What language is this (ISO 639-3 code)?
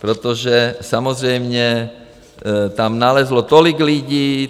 ces